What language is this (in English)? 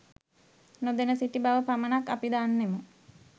Sinhala